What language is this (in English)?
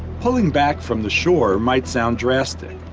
English